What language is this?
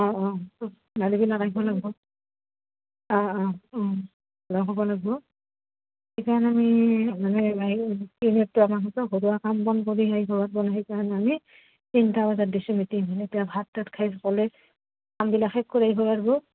Assamese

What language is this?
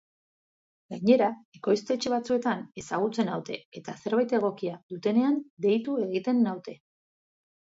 Basque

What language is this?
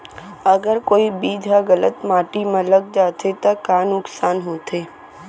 Chhattisgarhi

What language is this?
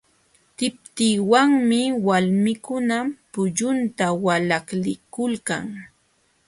Jauja Wanca Quechua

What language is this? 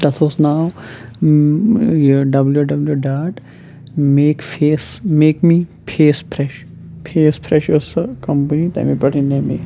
Kashmiri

